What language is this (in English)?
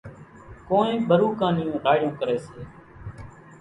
Kachi Koli